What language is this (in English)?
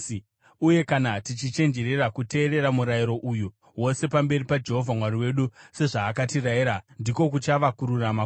Shona